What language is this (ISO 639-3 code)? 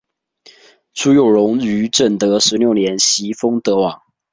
zho